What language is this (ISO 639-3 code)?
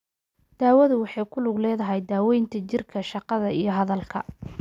som